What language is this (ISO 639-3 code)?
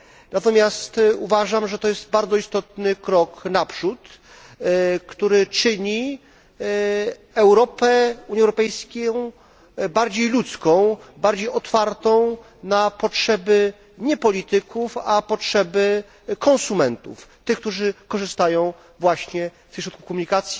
pol